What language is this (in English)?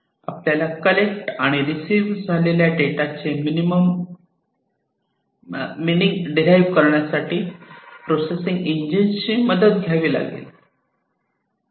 Marathi